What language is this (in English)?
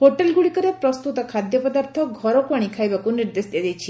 Odia